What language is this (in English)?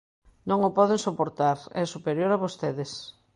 Galician